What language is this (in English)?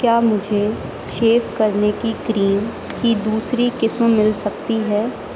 Urdu